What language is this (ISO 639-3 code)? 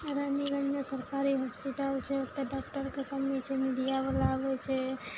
mai